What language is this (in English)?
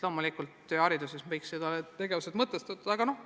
Estonian